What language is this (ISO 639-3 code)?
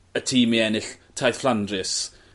cym